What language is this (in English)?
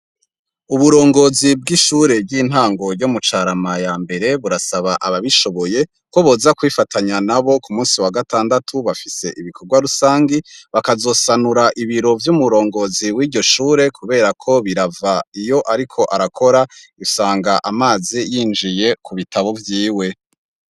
Rundi